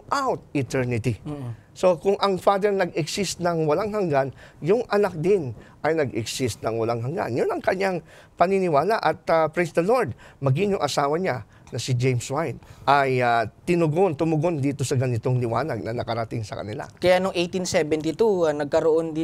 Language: Filipino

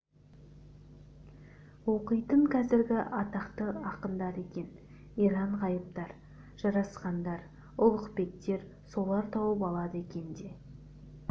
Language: Kazakh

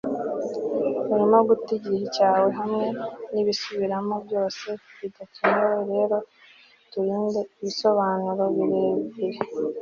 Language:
Kinyarwanda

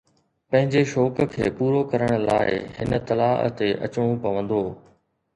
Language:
Sindhi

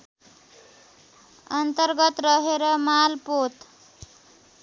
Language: Nepali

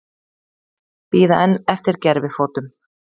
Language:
Icelandic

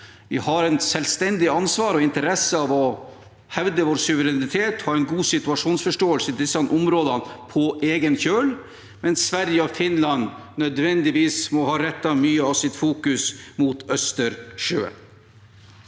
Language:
Norwegian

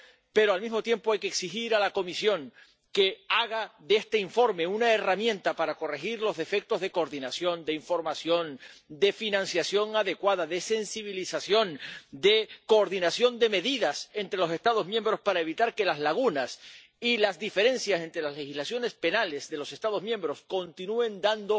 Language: Spanish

